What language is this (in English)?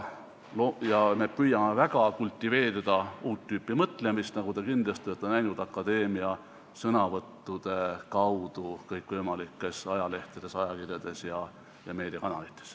Estonian